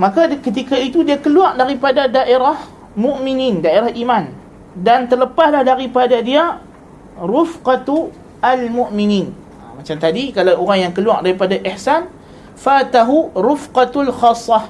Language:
Malay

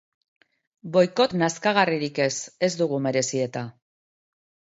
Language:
Basque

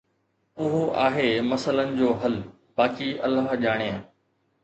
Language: Sindhi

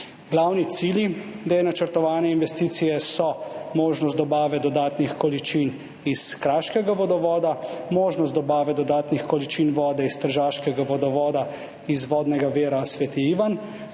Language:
Slovenian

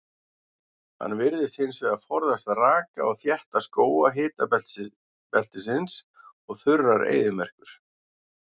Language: Icelandic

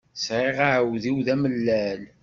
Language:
Kabyle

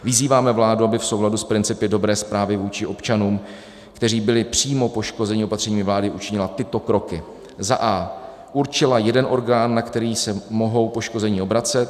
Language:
Czech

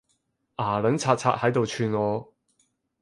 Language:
Cantonese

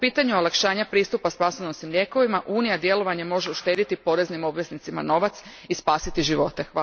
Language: Croatian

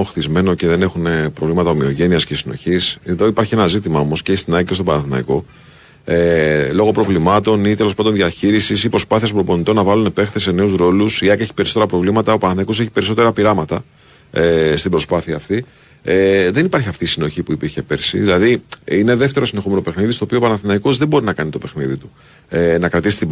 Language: Greek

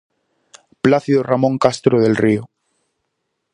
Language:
Galician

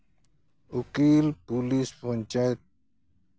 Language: Santali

